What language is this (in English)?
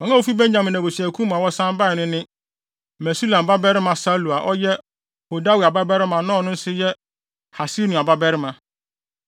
Akan